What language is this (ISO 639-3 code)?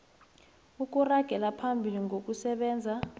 nbl